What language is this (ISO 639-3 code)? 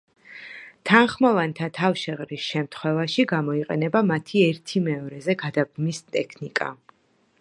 kat